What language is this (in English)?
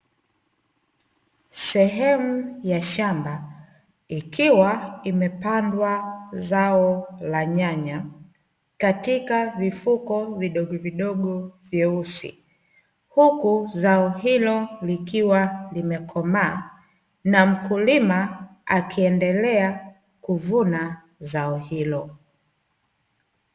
Swahili